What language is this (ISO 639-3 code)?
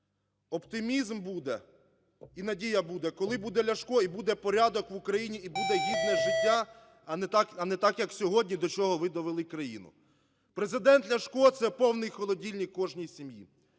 ukr